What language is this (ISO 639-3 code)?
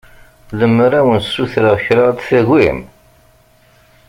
kab